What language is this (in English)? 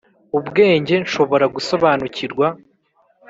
Kinyarwanda